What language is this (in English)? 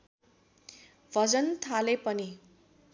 Nepali